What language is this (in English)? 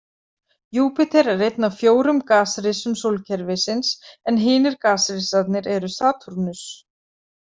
Icelandic